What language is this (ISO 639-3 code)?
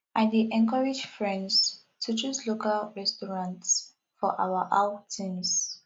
pcm